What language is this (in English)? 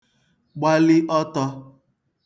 Igbo